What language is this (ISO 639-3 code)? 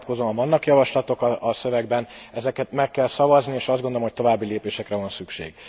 hun